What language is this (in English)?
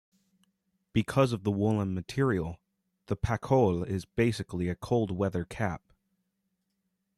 English